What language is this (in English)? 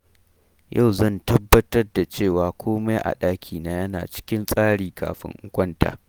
Hausa